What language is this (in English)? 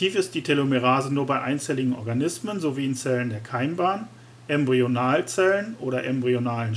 German